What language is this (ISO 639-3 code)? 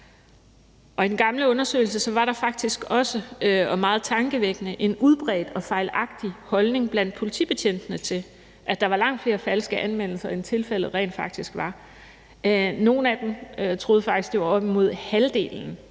dan